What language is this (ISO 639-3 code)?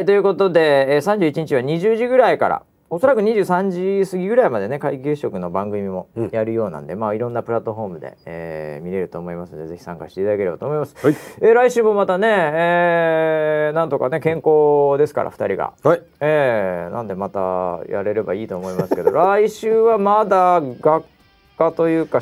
jpn